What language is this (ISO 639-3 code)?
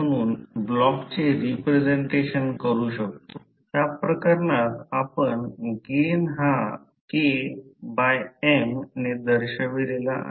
mar